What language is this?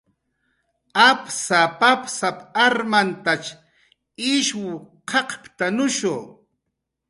Jaqaru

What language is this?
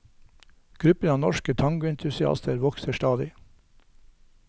Norwegian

